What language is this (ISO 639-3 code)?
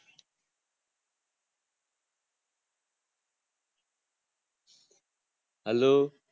guj